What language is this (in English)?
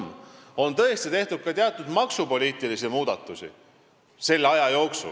Estonian